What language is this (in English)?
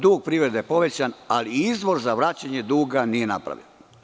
Serbian